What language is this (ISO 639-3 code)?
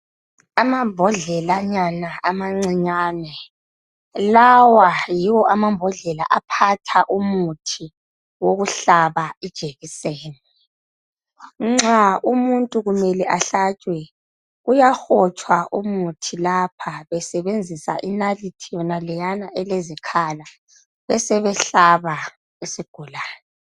nde